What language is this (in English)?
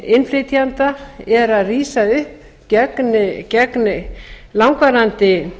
Icelandic